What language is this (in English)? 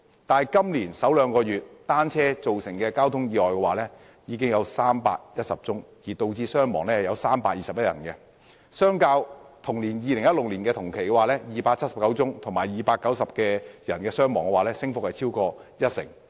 Cantonese